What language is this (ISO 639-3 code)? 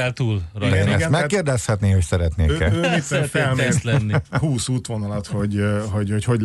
hun